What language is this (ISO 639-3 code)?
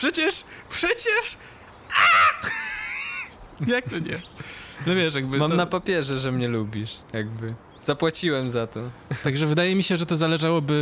pol